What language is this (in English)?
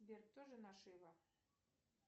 Russian